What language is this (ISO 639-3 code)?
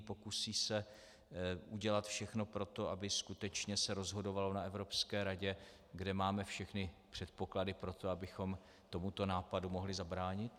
ces